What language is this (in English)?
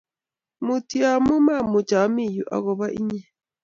Kalenjin